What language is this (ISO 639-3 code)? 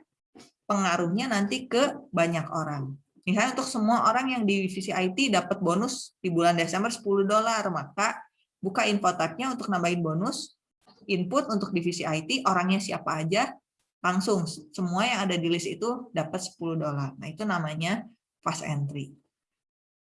ind